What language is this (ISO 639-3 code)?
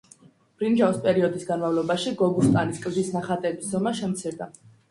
kat